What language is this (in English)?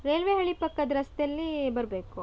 Kannada